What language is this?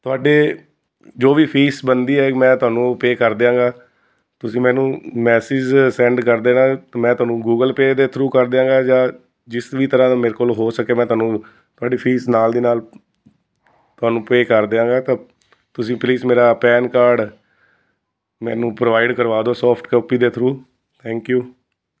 Punjabi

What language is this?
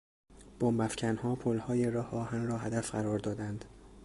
Persian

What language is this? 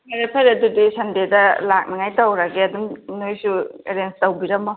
Manipuri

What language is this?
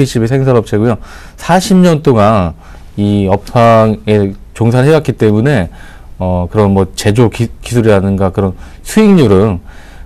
Korean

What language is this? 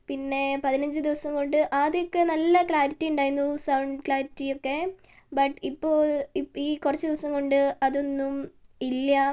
Malayalam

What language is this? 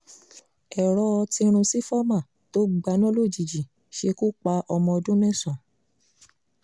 Yoruba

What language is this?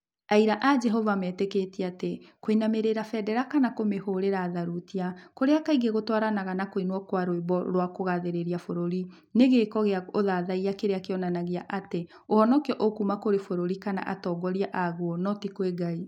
Kikuyu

